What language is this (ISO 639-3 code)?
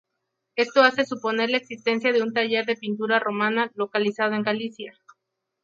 spa